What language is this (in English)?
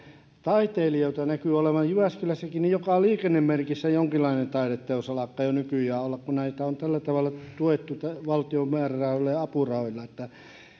Finnish